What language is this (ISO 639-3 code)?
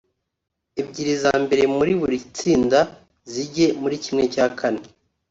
kin